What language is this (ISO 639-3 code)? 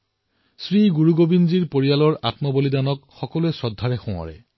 asm